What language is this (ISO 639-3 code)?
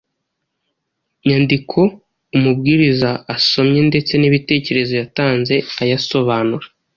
kin